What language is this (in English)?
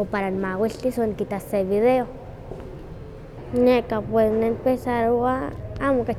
Huaxcaleca Nahuatl